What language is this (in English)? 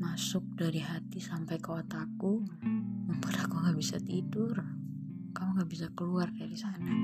Indonesian